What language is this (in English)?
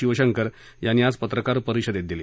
Marathi